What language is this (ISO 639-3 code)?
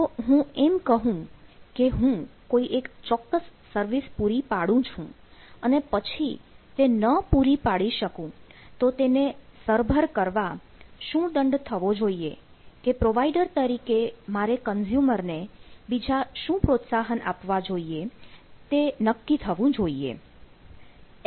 guj